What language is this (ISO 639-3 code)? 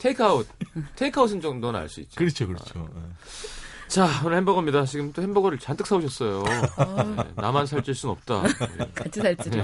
kor